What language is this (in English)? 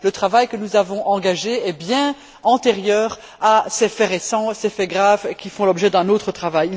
French